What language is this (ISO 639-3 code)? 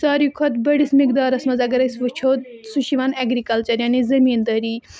kas